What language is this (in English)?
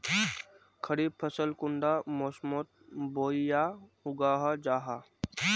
Magahi